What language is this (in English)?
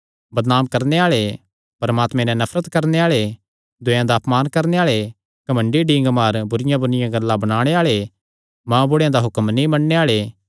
Kangri